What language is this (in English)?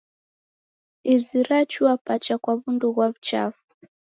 Taita